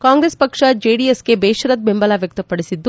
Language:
Kannada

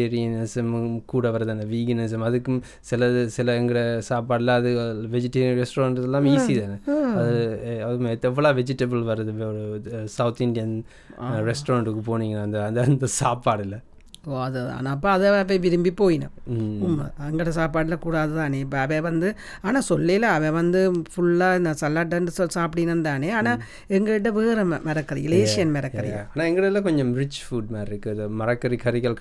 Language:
Tamil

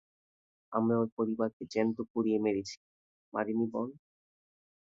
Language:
Bangla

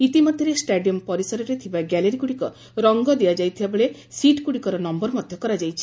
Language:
Odia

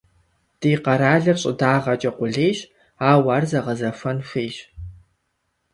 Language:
Kabardian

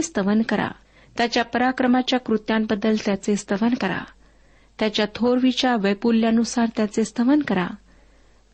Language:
Marathi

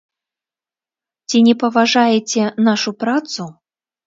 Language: Belarusian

